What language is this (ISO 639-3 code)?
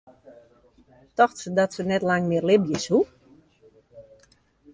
fry